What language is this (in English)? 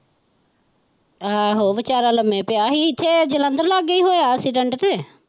Punjabi